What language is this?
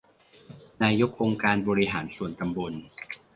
Thai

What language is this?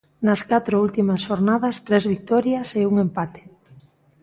Galician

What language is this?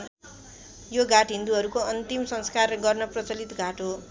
Nepali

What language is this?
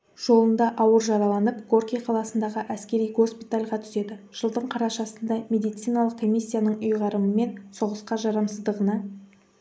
Kazakh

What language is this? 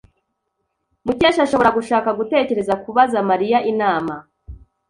Kinyarwanda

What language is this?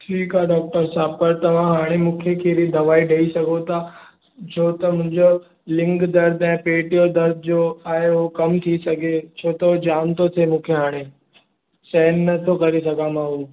Sindhi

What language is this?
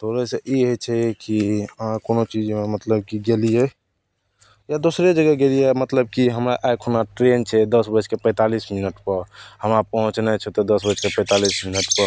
Maithili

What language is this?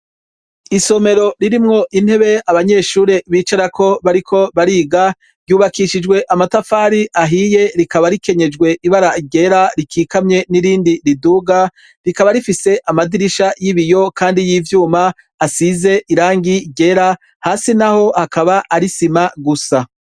Rundi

